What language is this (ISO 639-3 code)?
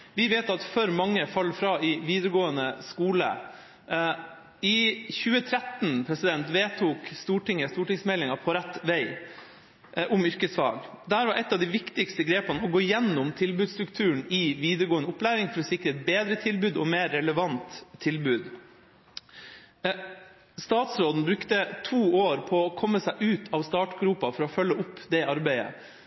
nob